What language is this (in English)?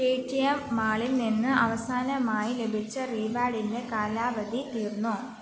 Malayalam